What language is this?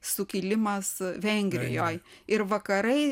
Lithuanian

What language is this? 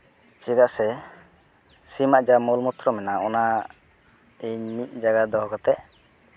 Santali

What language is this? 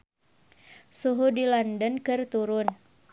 Sundanese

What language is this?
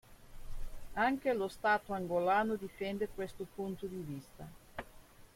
Italian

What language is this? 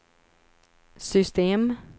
Swedish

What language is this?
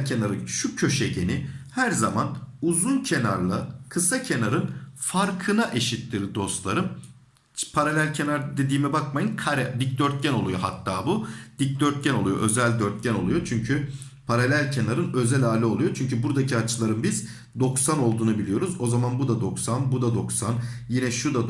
Turkish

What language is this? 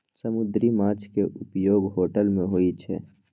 Maithili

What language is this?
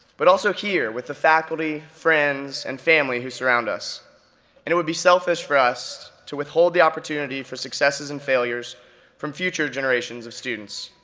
English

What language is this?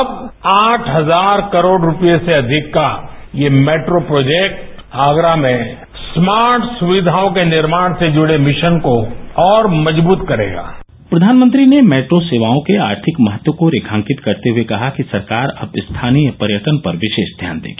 Hindi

